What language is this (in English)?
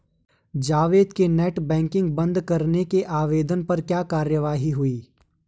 Hindi